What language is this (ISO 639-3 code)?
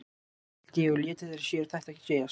isl